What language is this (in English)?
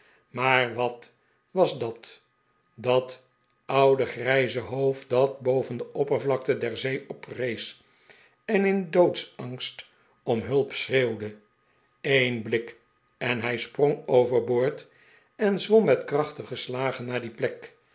Dutch